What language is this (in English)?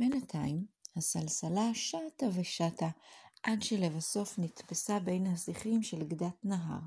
Hebrew